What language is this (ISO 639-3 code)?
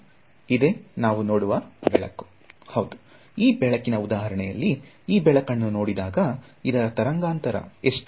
kan